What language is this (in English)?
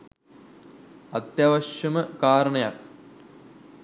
Sinhala